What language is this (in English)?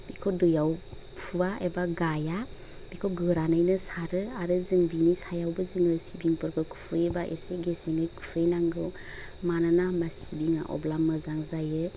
Bodo